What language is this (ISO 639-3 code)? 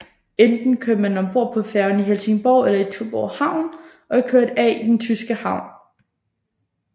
dan